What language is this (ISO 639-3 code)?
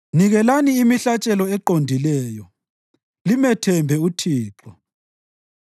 nde